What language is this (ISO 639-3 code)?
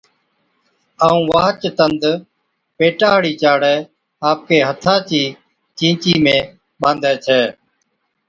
odk